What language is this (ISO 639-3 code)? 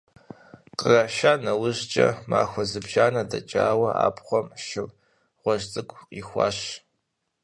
kbd